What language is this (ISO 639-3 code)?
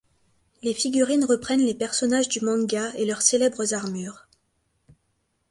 fra